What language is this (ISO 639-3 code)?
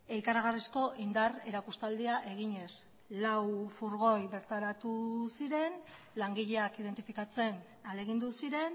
eus